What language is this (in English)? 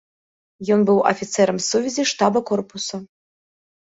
Belarusian